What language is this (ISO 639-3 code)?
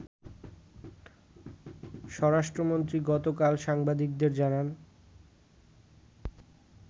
ben